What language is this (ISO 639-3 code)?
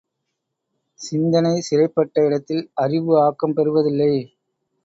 tam